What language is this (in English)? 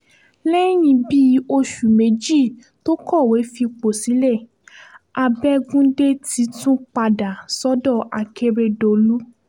Yoruba